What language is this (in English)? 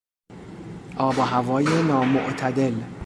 Persian